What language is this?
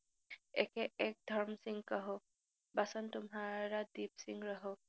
Assamese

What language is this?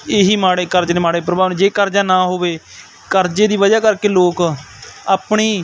Punjabi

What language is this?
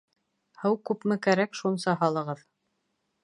Bashkir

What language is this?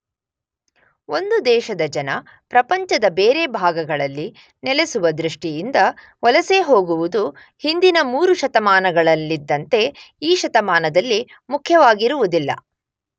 Kannada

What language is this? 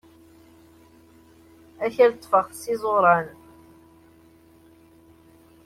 Kabyle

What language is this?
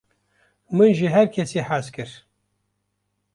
Kurdish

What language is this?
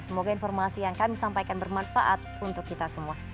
Indonesian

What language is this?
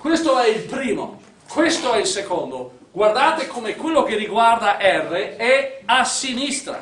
Italian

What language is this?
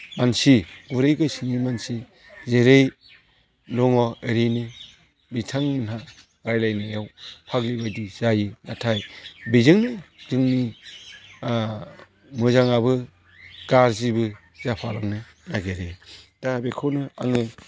Bodo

